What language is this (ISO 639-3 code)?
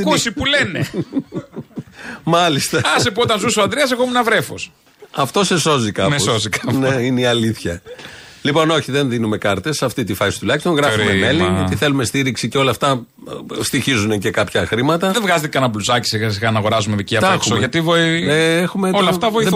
ell